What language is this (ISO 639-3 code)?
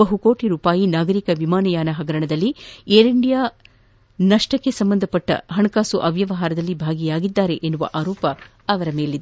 kan